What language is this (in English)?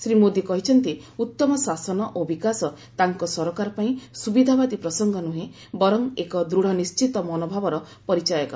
Odia